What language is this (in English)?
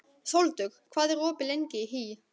Icelandic